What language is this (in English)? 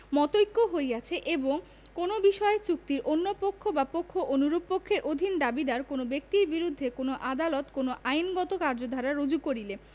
Bangla